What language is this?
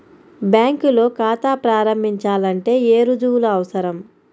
Telugu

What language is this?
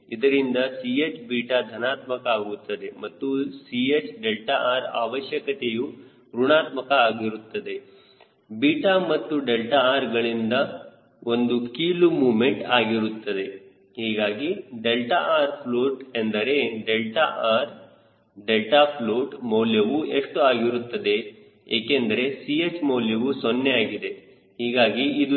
Kannada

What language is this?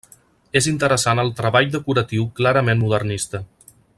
Catalan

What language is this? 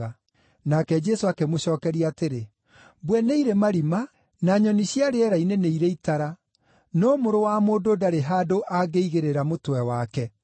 Kikuyu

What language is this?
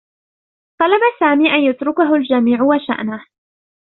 Arabic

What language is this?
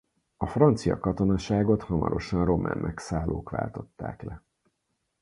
Hungarian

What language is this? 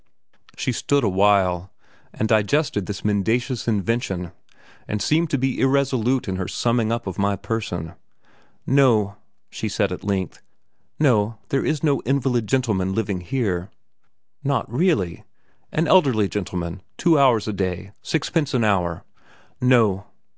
English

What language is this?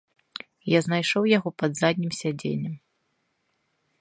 Belarusian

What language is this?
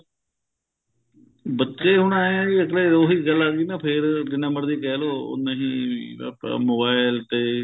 Punjabi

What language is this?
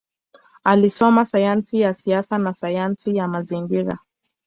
Swahili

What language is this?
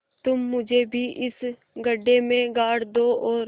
Hindi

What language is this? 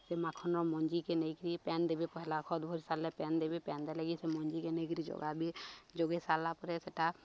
Odia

